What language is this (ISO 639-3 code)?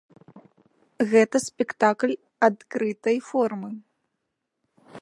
bel